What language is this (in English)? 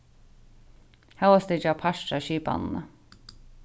Faroese